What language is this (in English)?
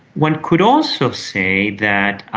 English